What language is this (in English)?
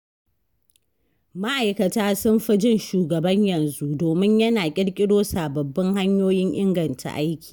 Hausa